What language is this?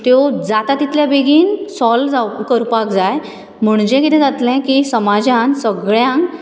Konkani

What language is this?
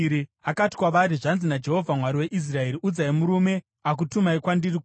Shona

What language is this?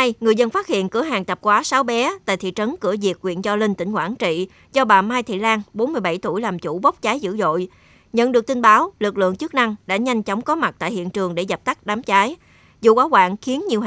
Vietnamese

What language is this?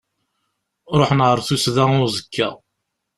Kabyle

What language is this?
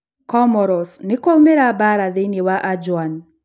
Kikuyu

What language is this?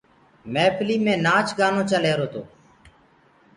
Gurgula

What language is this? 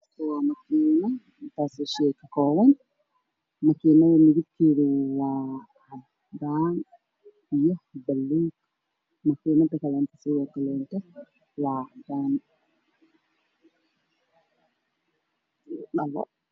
Somali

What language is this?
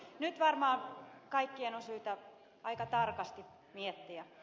Finnish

